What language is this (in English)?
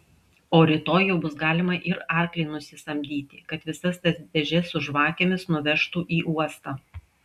Lithuanian